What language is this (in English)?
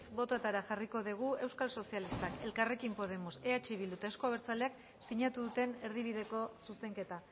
Basque